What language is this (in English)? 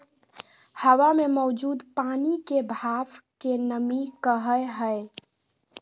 Magahi